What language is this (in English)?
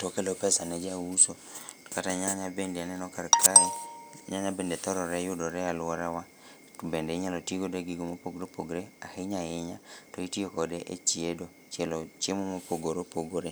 Luo (Kenya and Tanzania)